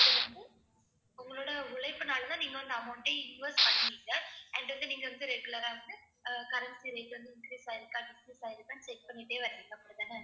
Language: Tamil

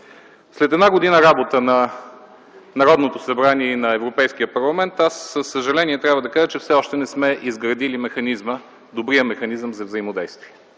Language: Bulgarian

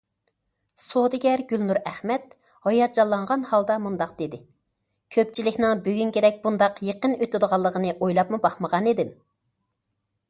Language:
Uyghur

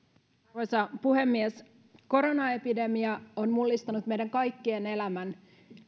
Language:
Finnish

